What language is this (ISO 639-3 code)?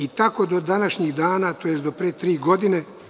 srp